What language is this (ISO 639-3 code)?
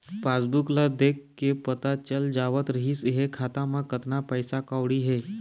hne